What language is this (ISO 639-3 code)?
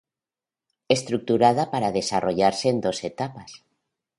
spa